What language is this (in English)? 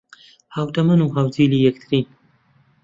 Central Kurdish